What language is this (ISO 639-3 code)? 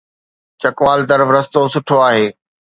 snd